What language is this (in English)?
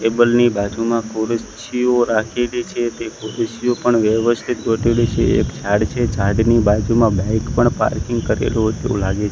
Gujarati